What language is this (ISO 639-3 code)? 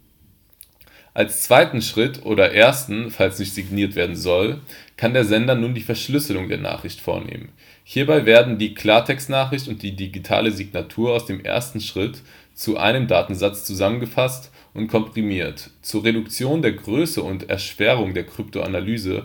deu